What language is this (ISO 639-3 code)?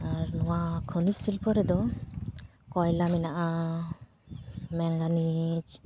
sat